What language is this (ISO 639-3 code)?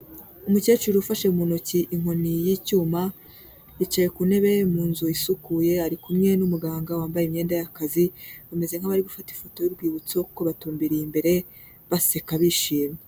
kin